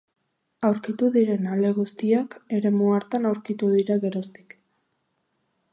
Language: Basque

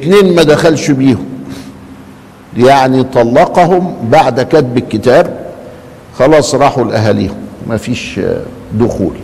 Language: Arabic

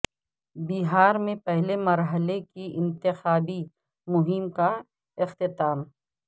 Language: Urdu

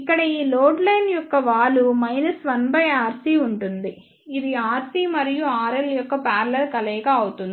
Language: Telugu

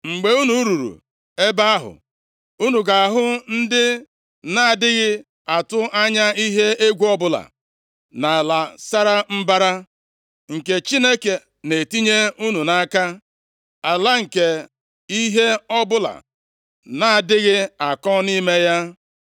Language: Igbo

